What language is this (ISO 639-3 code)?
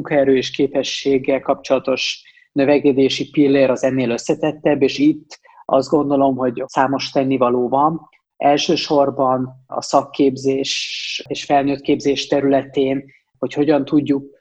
hun